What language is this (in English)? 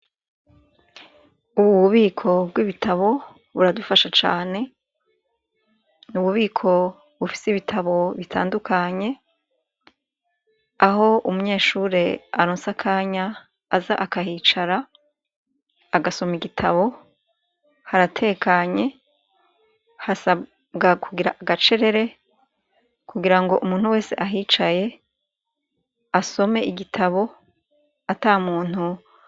Rundi